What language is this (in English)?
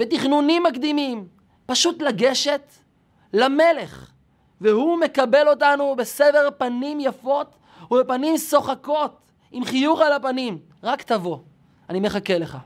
Hebrew